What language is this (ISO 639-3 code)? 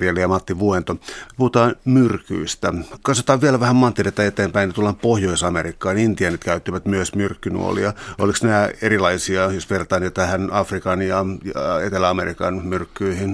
fin